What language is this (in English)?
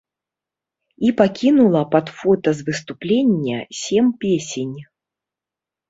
Belarusian